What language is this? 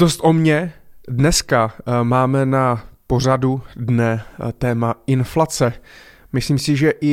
Czech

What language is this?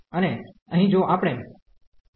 Gujarati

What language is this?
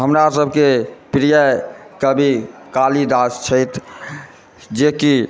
Maithili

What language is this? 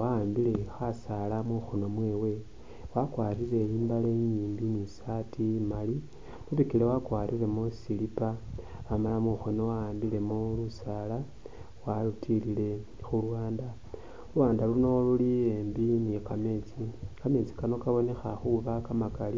Masaaba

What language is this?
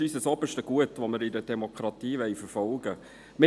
Swiss German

